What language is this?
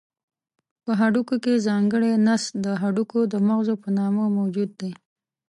Pashto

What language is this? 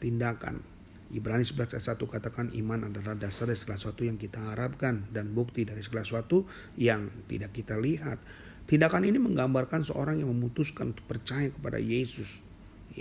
Indonesian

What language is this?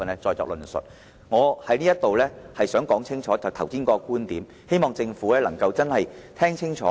Cantonese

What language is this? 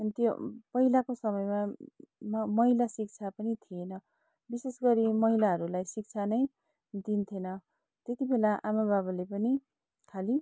Nepali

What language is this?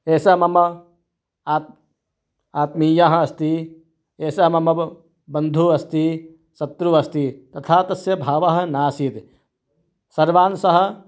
Sanskrit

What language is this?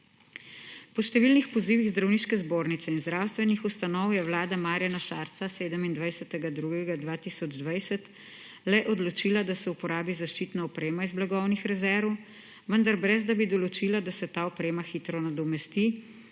Slovenian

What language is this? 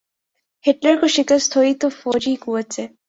Urdu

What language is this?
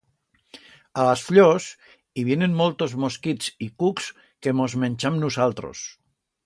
Aragonese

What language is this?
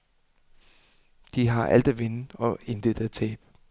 Danish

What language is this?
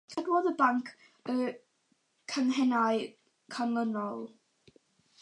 Welsh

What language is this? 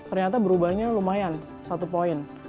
Indonesian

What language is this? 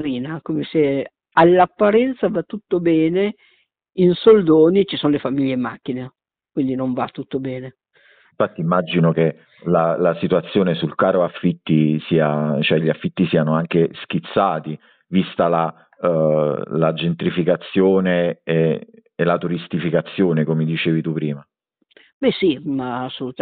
Italian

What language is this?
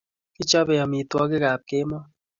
Kalenjin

